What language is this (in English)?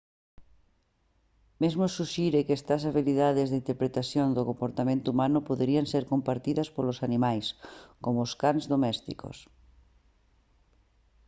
Galician